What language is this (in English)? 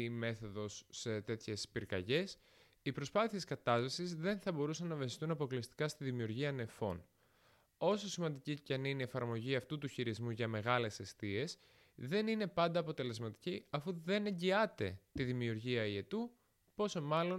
Greek